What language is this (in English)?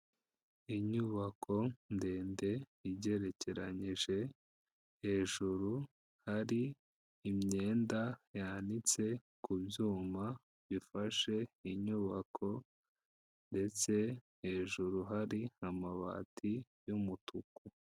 Kinyarwanda